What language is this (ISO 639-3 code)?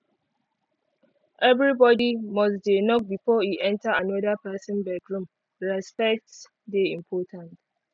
pcm